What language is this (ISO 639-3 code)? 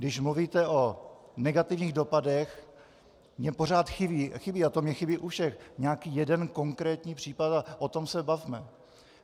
ces